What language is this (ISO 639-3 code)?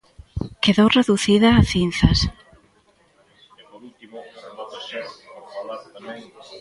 glg